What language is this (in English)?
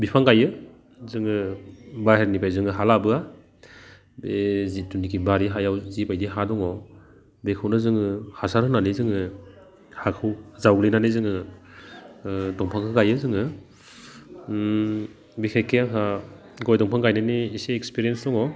Bodo